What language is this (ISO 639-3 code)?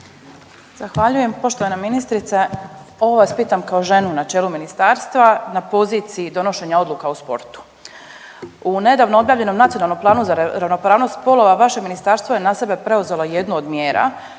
hrv